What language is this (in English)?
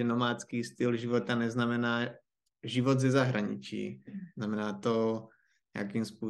Czech